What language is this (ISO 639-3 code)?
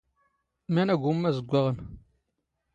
zgh